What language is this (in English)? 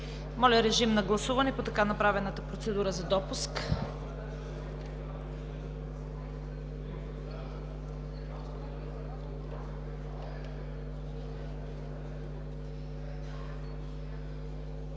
Bulgarian